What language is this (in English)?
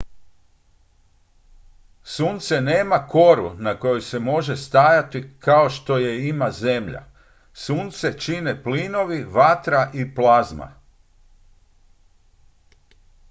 Croatian